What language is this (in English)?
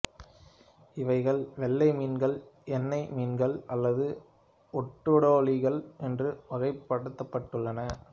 Tamil